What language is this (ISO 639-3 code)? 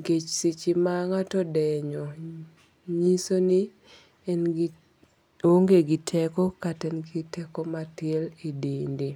luo